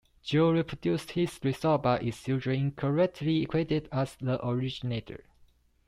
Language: English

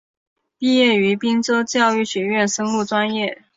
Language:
Chinese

